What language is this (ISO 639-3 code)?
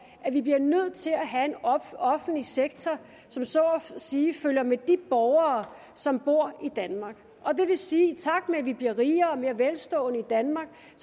dan